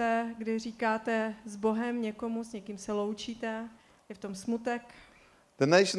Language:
Czech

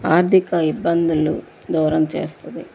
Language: Telugu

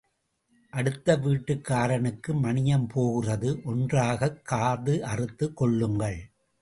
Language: Tamil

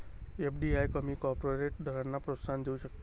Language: Marathi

